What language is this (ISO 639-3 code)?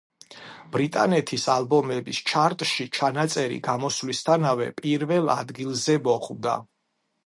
kat